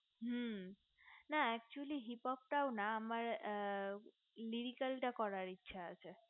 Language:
Bangla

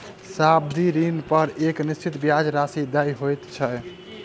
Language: Maithili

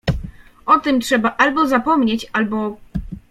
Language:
Polish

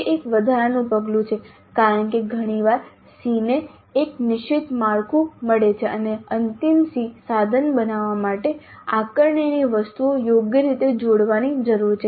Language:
Gujarati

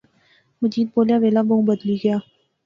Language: Pahari-Potwari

